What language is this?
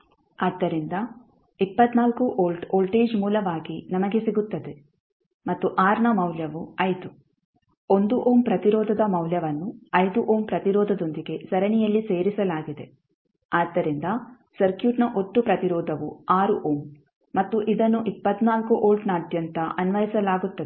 Kannada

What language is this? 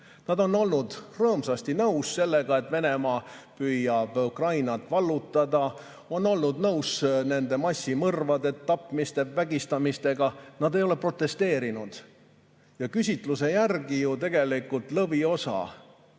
Estonian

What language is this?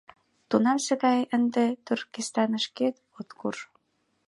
Mari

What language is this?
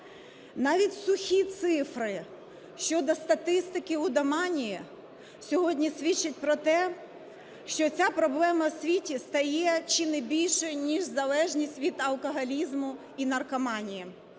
Ukrainian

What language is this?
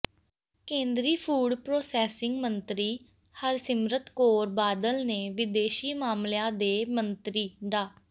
Punjabi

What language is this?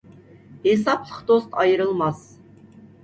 Uyghur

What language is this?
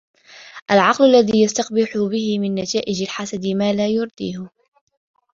Arabic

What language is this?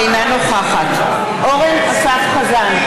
Hebrew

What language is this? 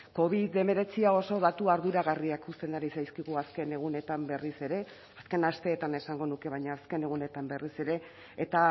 Basque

